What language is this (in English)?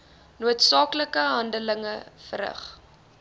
Afrikaans